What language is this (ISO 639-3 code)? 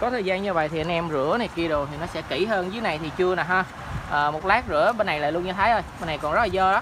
vie